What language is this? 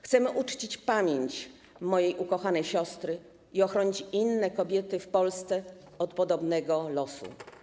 Polish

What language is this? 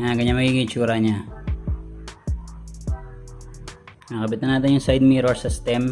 Filipino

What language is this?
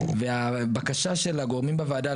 Hebrew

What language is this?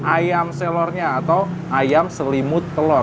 Indonesian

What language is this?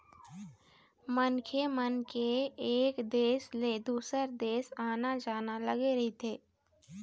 Chhattisgarhi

